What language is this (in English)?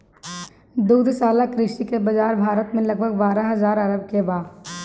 Bhojpuri